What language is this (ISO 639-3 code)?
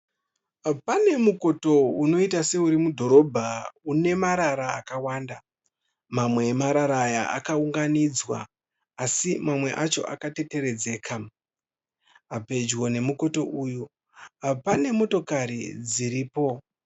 sna